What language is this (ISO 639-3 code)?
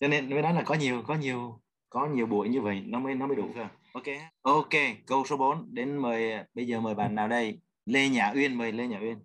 vie